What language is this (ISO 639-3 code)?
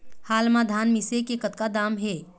hne